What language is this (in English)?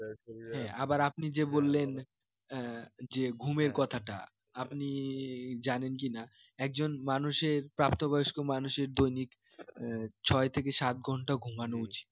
Bangla